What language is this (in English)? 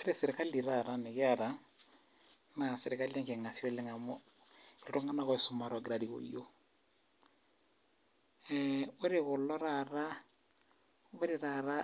Masai